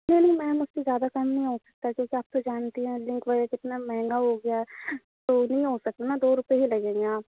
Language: Urdu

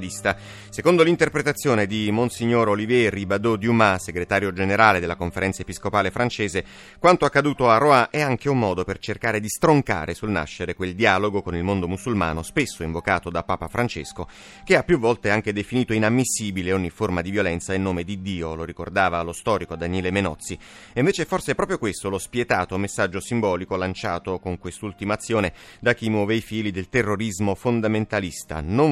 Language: Italian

